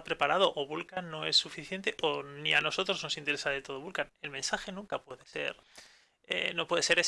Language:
Spanish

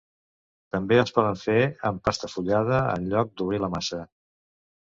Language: Catalan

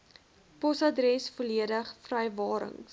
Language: Afrikaans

